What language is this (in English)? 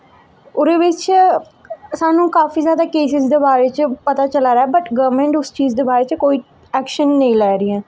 Dogri